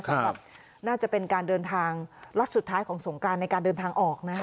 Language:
Thai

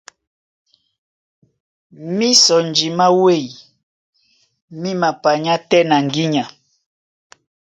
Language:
Duala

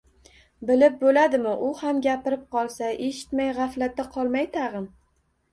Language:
Uzbek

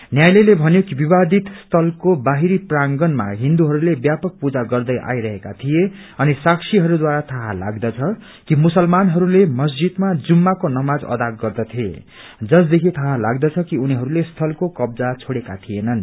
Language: Nepali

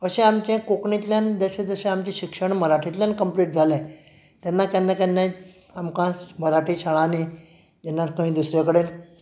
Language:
Konkani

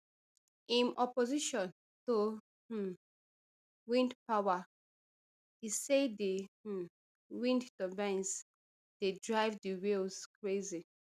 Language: Nigerian Pidgin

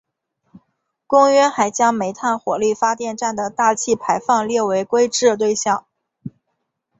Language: Chinese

